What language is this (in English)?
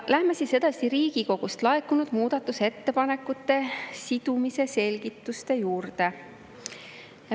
Estonian